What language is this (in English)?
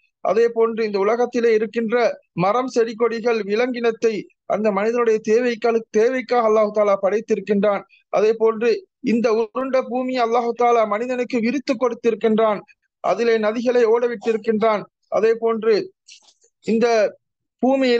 Tamil